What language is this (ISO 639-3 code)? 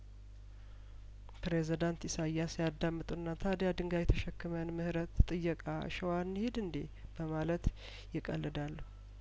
amh